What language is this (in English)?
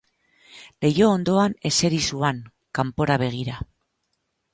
Basque